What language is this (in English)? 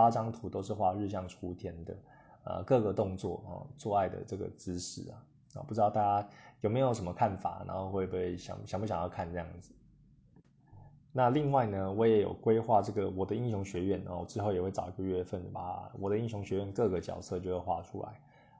Chinese